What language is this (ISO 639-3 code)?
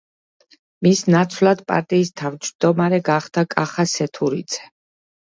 kat